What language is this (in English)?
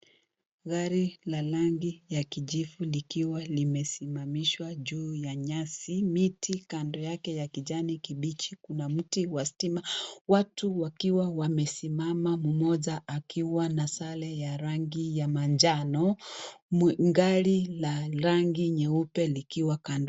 Swahili